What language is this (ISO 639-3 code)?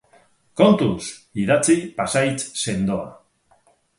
eus